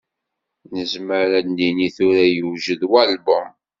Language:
Kabyle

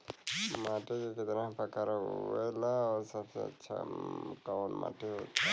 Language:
Bhojpuri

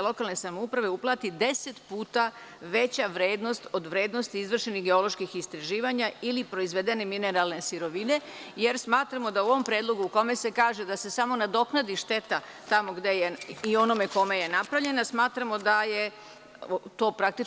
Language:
Serbian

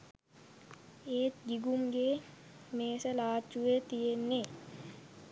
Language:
Sinhala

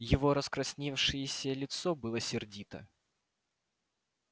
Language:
Russian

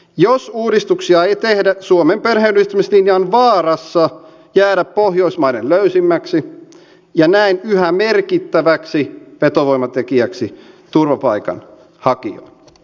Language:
Finnish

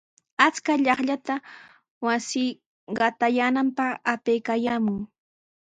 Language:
Sihuas Ancash Quechua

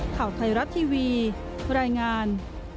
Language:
Thai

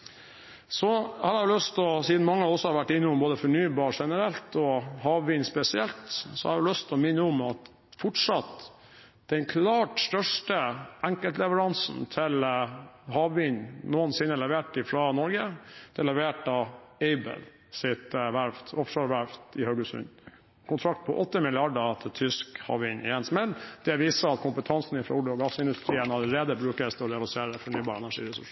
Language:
Norwegian Bokmål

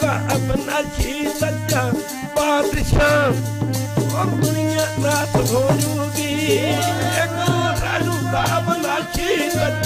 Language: Arabic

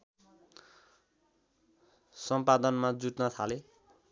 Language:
Nepali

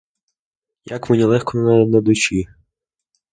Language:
Ukrainian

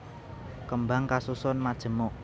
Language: Javanese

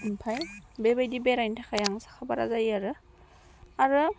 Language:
Bodo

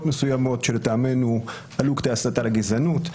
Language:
Hebrew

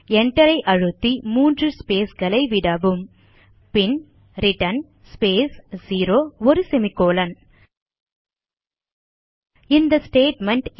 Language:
Tamil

